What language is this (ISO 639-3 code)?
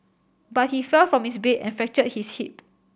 eng